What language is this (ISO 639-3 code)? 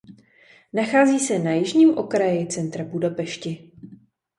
ces